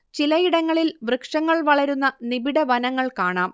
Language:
Malayalam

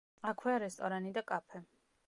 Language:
Georgian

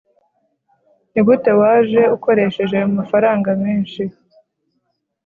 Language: Kinyarwanda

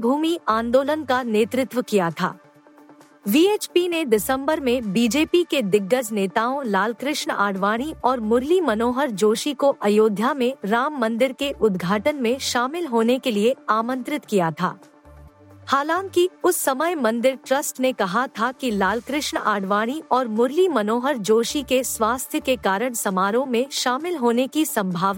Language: Hindi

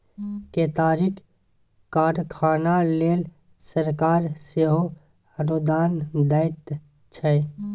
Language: Maithili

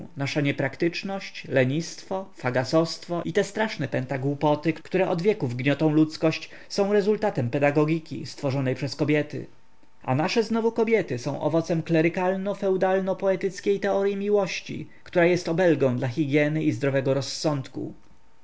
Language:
Polish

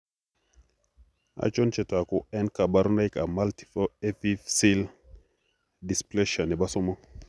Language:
Kalenjin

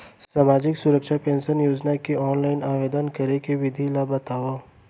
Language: Chhattisgarhi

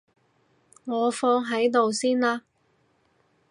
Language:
Cantonese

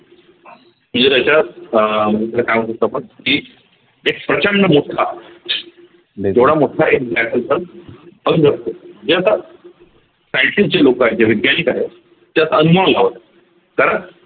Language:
Marathi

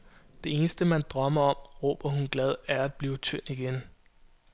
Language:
Danish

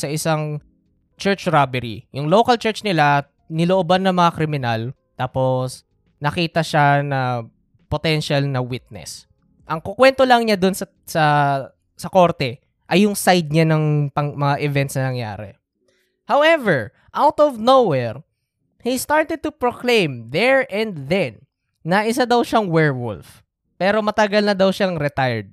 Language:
Filipino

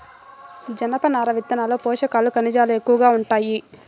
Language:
Telugu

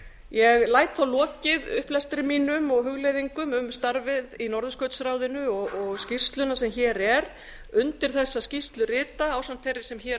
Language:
Icelandic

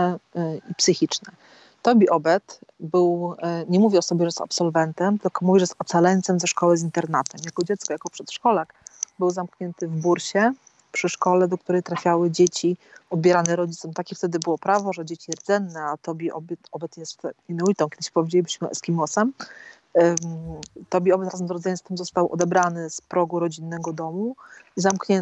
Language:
Polish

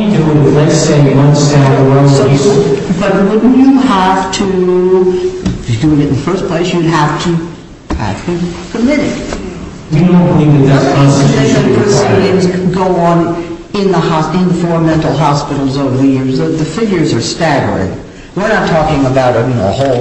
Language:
English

